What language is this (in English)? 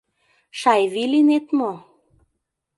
Mari